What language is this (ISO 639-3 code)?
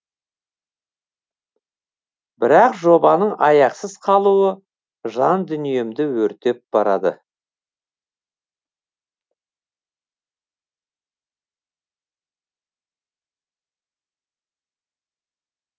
kaz